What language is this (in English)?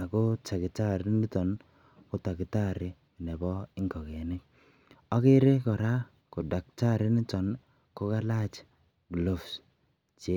Kalenjin